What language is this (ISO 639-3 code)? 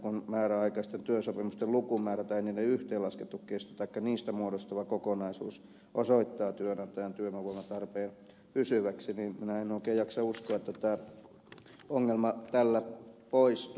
fin